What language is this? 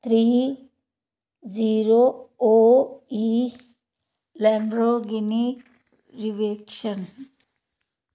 Punjabi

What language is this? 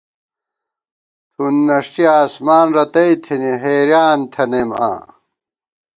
Gawar-Bati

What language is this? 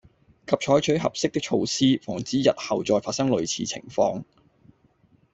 Cantonese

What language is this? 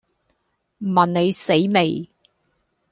Cantonese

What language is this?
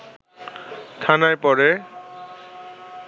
Bangla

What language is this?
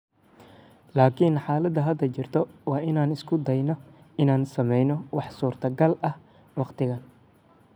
Somali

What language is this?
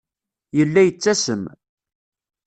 Kabyle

